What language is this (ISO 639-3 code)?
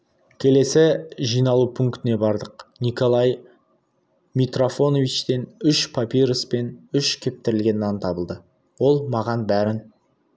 kaz